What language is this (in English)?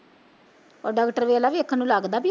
Punjabi